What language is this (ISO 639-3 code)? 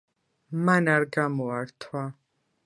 kat